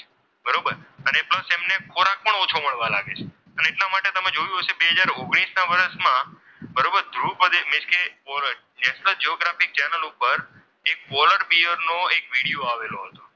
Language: Gujarati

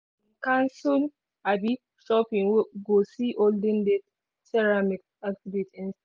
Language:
Nigerian Pidgin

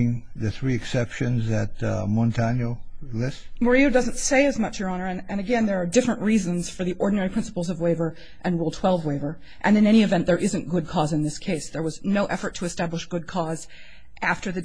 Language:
English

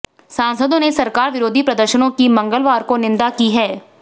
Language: Hindi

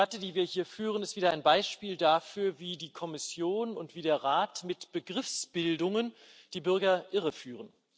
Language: German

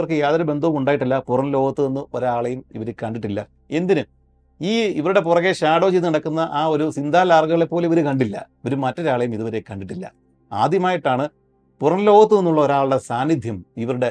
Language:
Malayalam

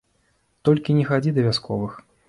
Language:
Belarusian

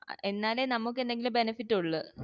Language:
Malayalam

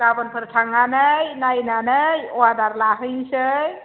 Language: Bodo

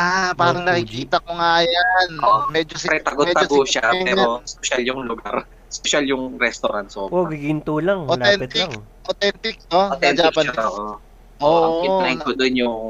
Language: Filipino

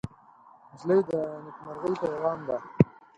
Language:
Pashto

